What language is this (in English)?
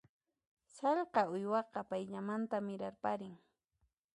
Puno Quechua